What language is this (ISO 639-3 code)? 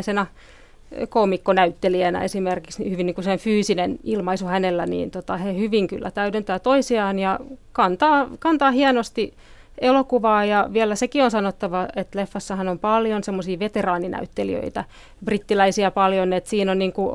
fin